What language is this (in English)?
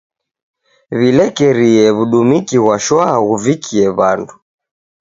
Taita